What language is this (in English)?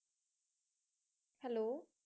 Punjabi